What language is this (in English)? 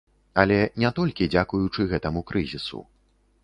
Belarusian